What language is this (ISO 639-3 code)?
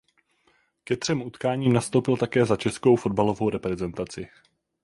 ces